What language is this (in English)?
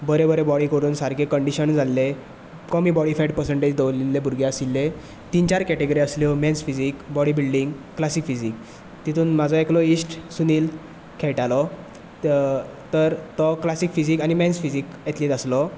Konkani